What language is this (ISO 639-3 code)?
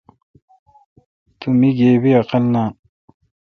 xka